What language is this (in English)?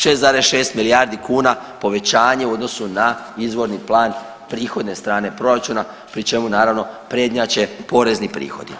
Croatian